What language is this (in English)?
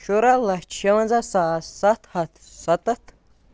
Kashmiri